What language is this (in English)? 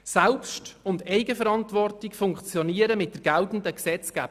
Swiss German